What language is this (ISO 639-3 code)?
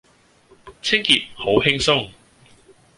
yue